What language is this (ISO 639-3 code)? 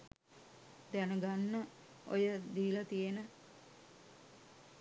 sin